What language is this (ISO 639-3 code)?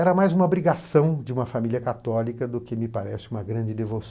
por